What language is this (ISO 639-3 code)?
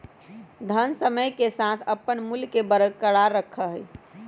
mag